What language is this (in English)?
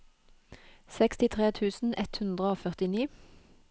Norwegian